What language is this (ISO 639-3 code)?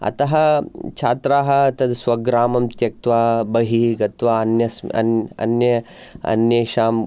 san